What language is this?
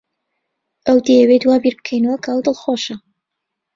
Central Kurdish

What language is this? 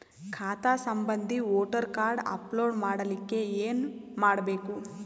Kannada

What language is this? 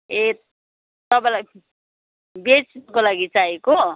Nepali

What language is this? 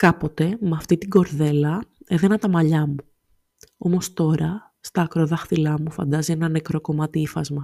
Greek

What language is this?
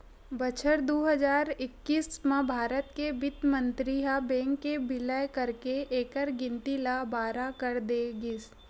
Chhattisgarhi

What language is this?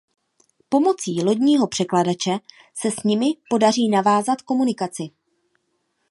Czech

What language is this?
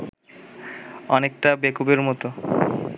Bangla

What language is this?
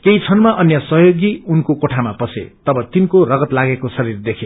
Nepali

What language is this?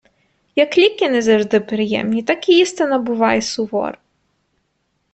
Ukrainian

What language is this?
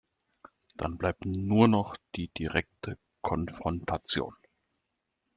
German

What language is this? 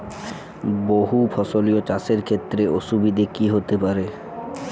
Bangla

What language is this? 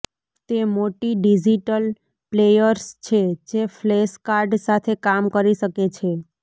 Gujarati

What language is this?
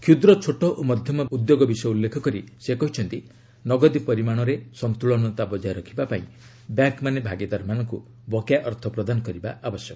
Odia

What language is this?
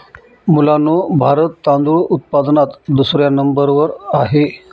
Marathi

